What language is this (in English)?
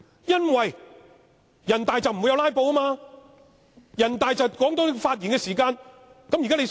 Cantonese